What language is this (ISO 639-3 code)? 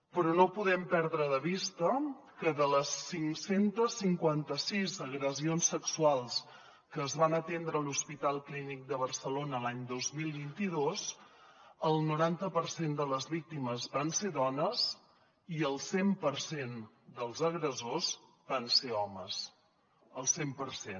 cat